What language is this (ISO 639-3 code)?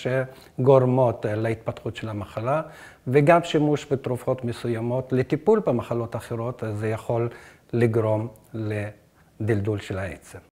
heb